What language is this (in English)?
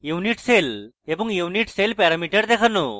Bangla